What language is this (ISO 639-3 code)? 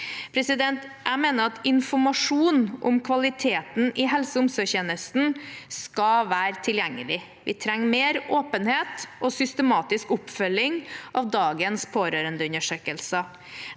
nor